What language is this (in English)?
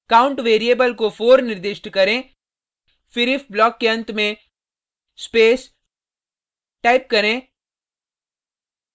Hindi